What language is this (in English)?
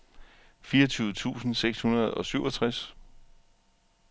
Danish